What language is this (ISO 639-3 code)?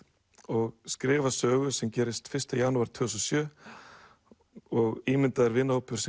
isl